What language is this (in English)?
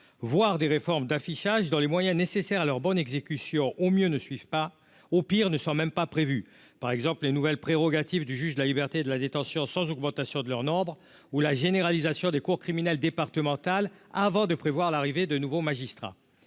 French